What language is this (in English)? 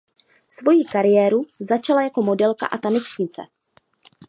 Czech